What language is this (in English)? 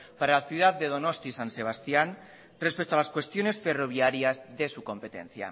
Spanish